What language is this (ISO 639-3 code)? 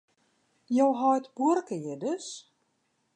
fry